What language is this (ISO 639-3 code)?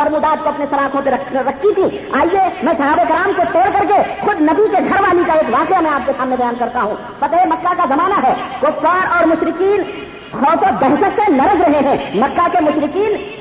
urd